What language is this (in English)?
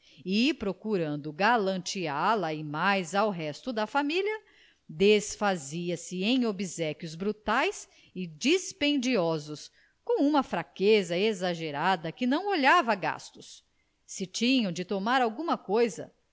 Portuguese